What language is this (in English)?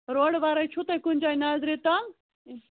Kashmiri